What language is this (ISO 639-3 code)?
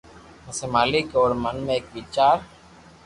lrk